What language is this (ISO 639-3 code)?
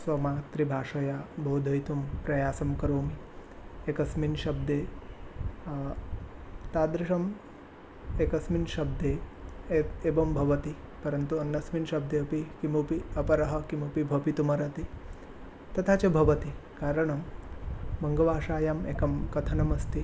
san